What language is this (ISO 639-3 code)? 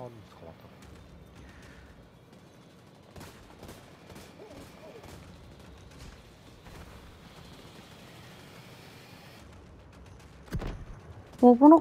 jpn